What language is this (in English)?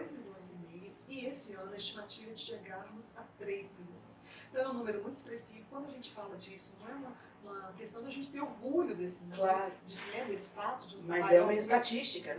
Portuguese